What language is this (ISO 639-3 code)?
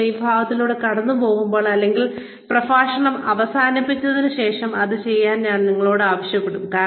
mal